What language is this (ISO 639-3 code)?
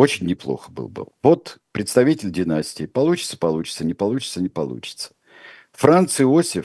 rus